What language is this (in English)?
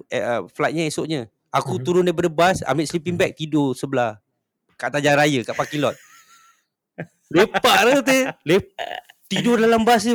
Malay